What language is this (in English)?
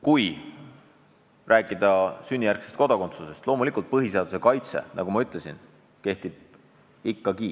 Estonian